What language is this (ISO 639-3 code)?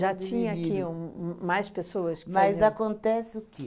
por